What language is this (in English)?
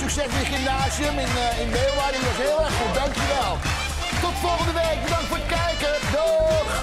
Dutch